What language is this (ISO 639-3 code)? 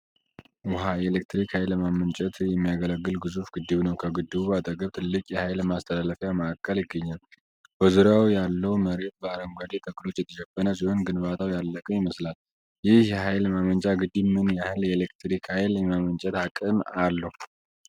amh